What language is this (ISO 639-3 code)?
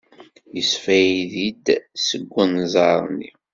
kab